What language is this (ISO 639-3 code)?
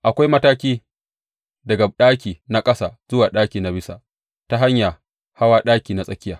hau